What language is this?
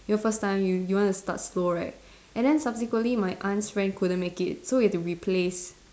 English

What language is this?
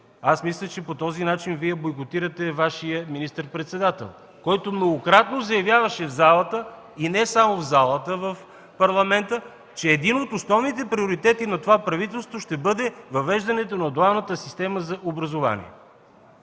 Bulgarian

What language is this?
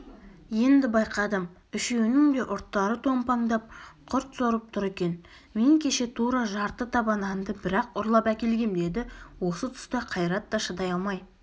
Kazakh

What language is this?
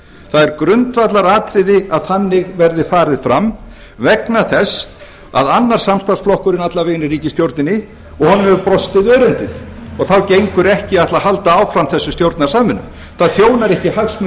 Icelandic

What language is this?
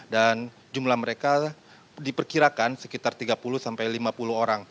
Indonesian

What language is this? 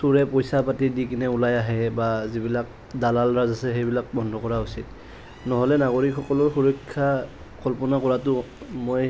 Assamese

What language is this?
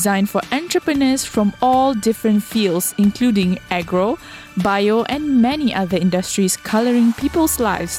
Malay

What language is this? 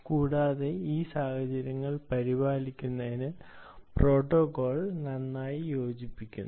Malayalam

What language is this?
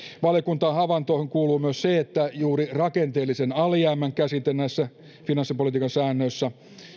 Finnish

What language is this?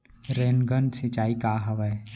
Chhattisgarhi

